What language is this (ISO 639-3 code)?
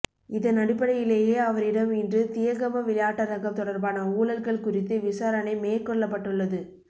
tam